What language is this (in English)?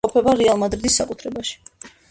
Georgian